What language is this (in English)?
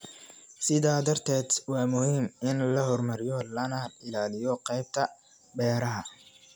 Somali